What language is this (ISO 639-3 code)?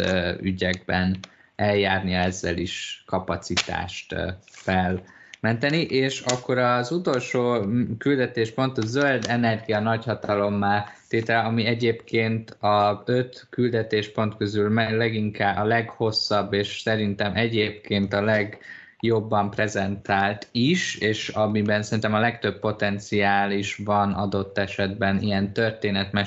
hun